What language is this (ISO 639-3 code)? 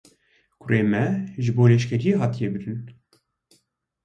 kur